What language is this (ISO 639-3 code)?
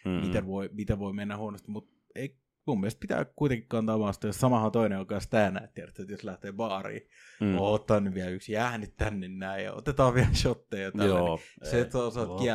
fin